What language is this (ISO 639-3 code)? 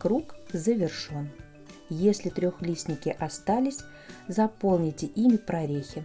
rus